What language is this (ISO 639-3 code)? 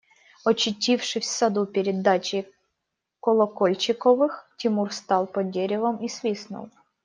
rus